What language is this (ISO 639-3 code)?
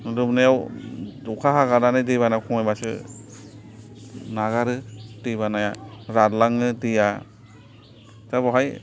brx